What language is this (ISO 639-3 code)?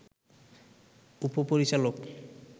ben